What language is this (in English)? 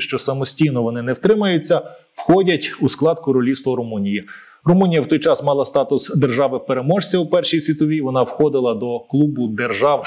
Ukrainian